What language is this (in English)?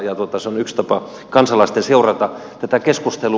Finnish